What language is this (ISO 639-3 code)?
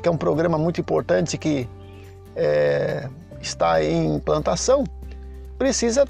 por